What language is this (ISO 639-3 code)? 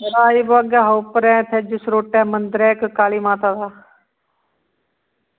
doi